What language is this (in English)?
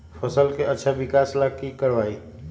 Magahi